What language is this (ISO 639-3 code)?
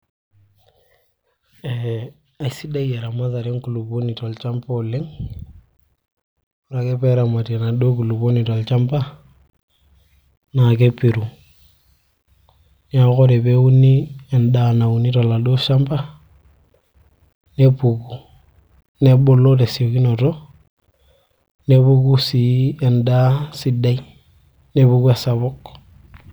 mas